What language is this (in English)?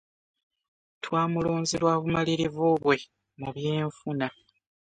Ganda